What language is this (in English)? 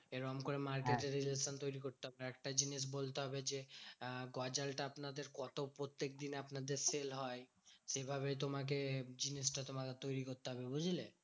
Bangla